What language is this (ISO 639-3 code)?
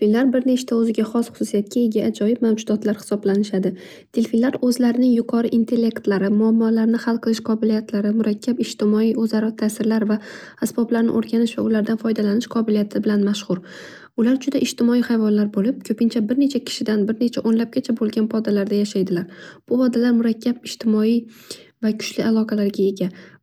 uzb